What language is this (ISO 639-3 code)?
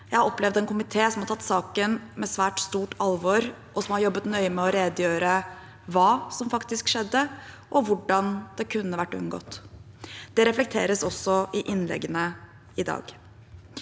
nor